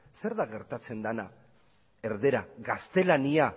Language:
Basque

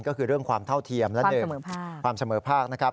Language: Thai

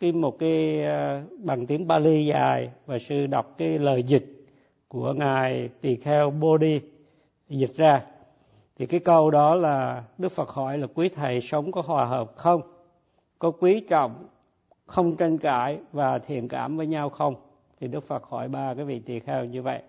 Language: Vietnamese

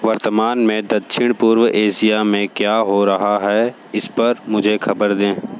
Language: Hindi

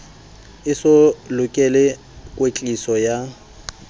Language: Southern Sotho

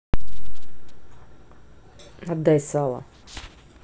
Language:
Russian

